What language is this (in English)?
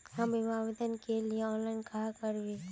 Magahi